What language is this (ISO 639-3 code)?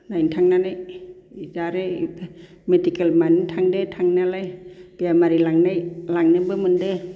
brx